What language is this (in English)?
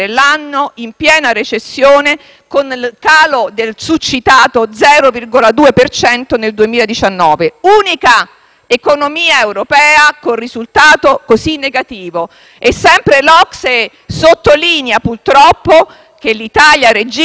Italian